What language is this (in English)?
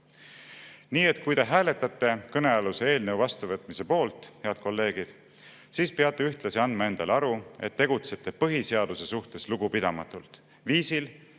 Estonian